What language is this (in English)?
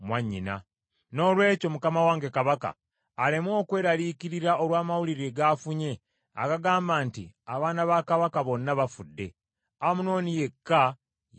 Ganda